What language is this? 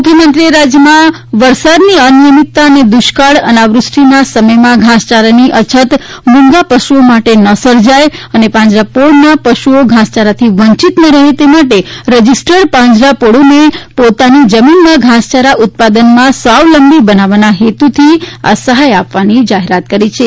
Gujarati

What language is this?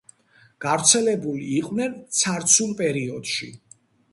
Georgian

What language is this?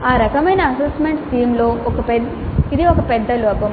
Telugu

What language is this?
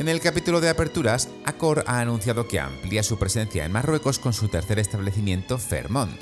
Spanish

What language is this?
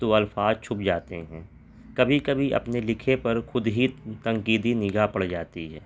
Urdu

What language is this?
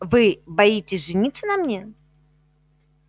Russian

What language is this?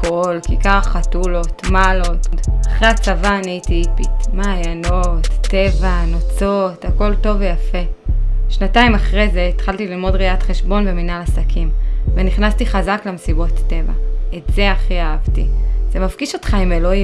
Hebrew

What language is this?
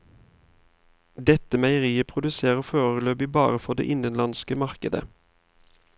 Norwegian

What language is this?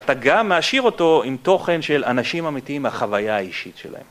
Hebrew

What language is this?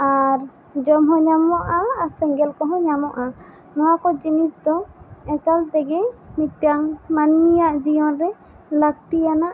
Santali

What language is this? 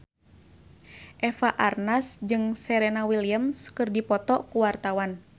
Sundanese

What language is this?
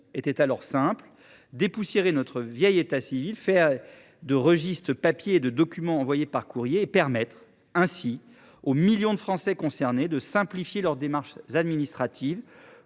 French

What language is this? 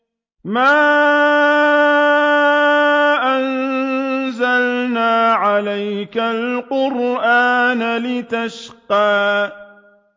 Arabic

